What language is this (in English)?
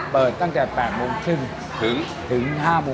Thai